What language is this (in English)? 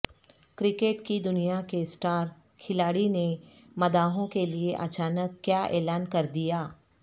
Urdu